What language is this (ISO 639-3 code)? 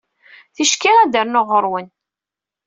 kab